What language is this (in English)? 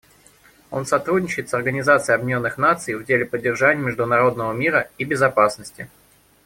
Russian